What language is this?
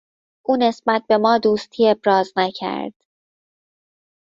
Persian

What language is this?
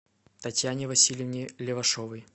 Russian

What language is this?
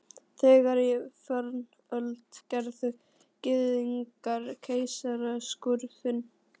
Icelandic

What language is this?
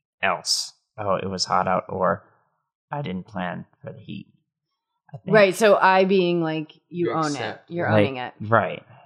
English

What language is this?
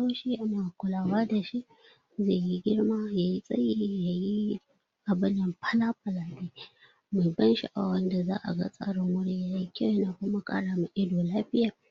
Hausa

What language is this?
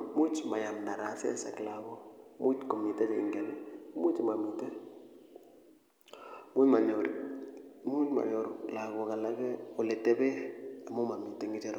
Kalenjin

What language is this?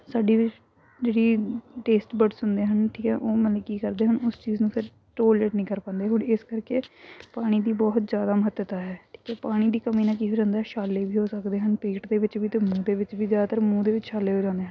Punjabi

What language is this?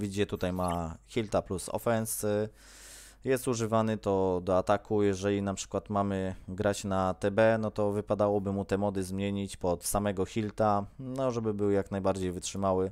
Polish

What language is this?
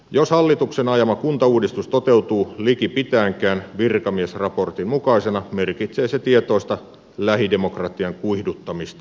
Finnish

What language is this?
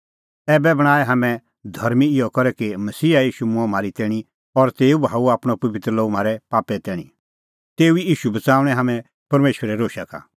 Kullu Pahari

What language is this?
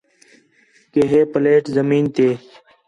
Khetrani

